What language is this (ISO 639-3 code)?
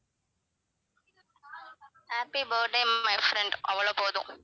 tam